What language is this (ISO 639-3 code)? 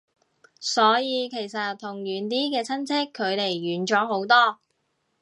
yue